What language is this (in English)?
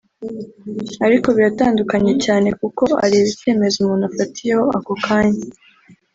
Kinyarwanda